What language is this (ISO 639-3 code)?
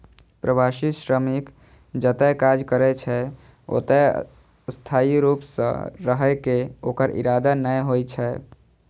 mai